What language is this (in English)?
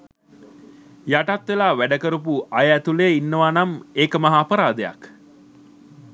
Sinhala